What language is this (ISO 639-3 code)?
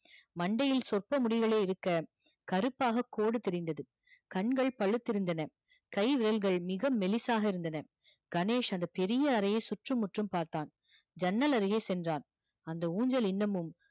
tam